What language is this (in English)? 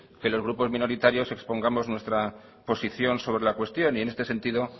Spanish